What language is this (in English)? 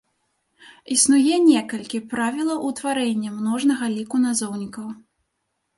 Belarusian